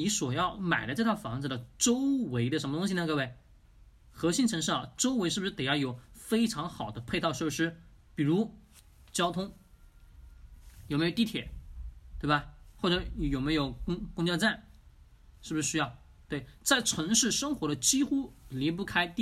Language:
Chinese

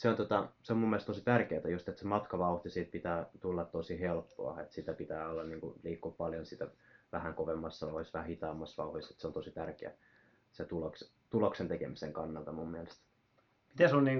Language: Finnish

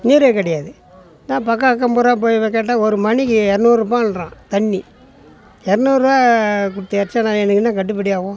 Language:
Tamil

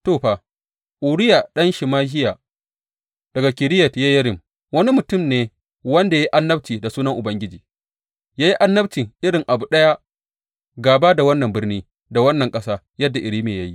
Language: Hausa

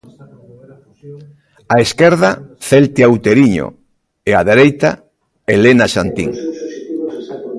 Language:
Galician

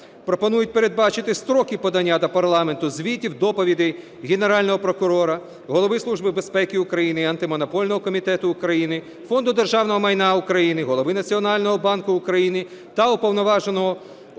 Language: Ukrainian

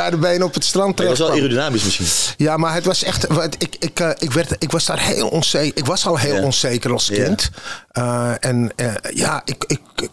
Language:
Dutch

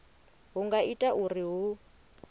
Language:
Venda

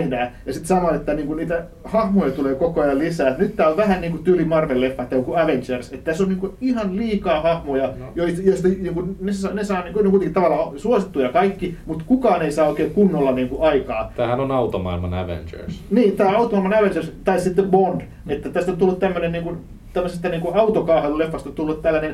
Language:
Finnish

